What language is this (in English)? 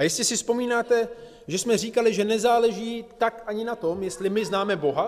Czech